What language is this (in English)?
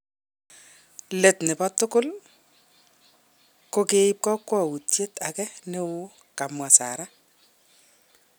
Kalenjin